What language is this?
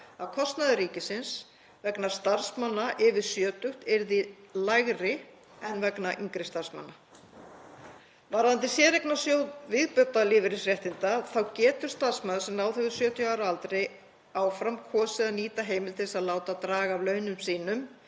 Icelandic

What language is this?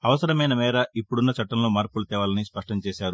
Telugu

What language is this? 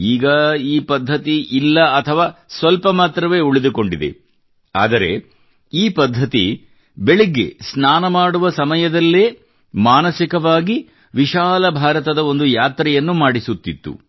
Kannada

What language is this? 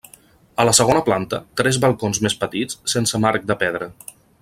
Catalan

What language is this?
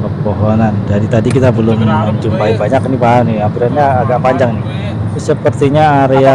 Indonesian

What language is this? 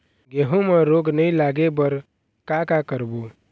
Chhattisgarhi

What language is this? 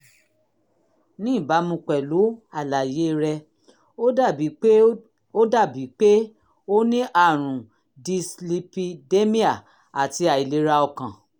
Yoruba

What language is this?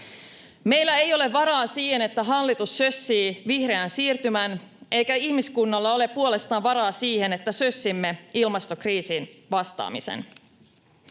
Finnish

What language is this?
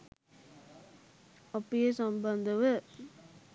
Sinhala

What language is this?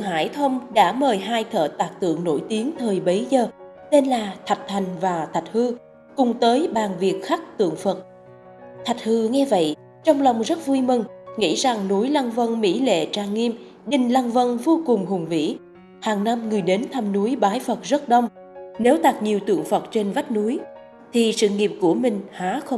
Vietnamese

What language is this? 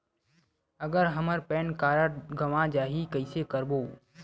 Chhattisgarhi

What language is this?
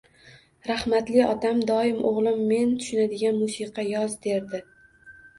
Uzbek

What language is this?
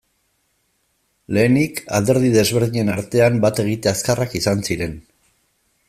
Basque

